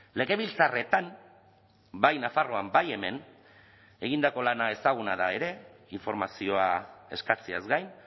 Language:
Basque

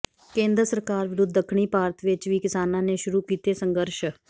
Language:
Punjabi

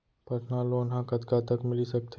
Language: Chhattisgarhi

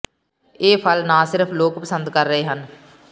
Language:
Punjabi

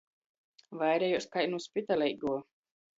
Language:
Latgalian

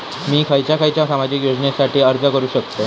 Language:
Marathi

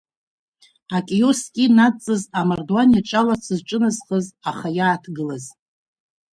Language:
Abkhazian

